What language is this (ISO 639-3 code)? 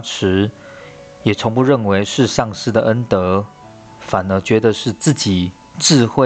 zho